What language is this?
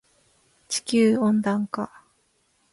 Japanese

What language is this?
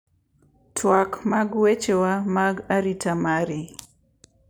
Luo (Kenya and Tanzania)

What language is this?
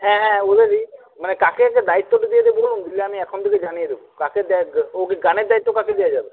Bangla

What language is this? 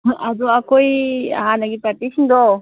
Manipuri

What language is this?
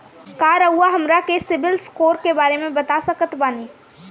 Bhojpuri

